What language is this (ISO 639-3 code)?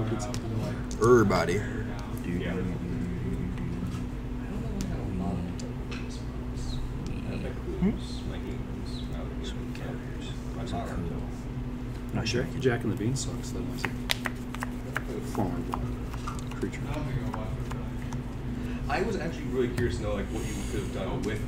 eng